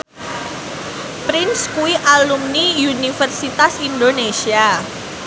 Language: Javanese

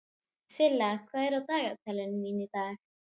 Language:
Icelandic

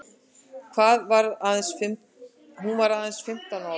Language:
Icelandic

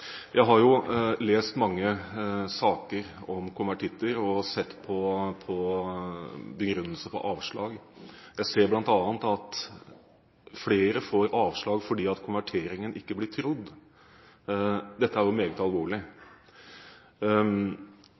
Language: Norwegian Bokmål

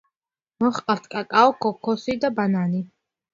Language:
Georgian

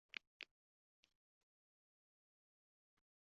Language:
Uzbek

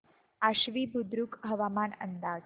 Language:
Marathi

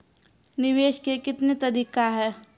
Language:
Maithili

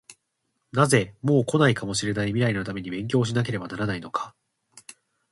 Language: Japanese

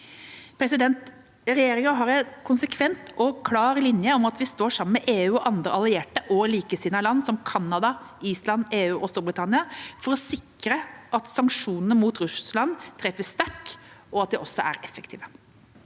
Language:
Norwegian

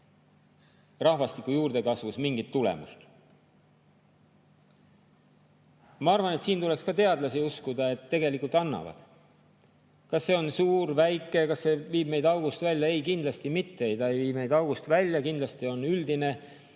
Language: Estonian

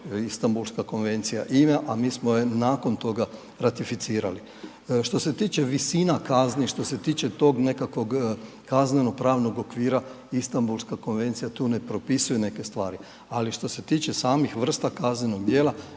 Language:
Croatian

